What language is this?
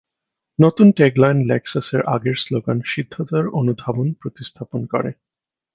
Bangla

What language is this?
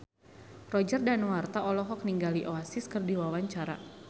Sundanese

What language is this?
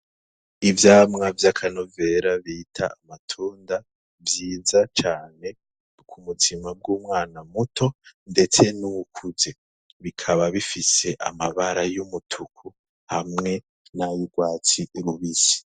Rundi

